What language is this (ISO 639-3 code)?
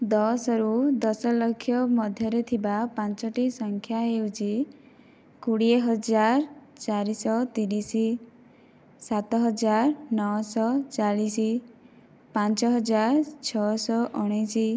ori